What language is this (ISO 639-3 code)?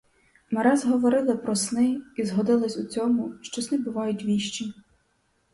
ukr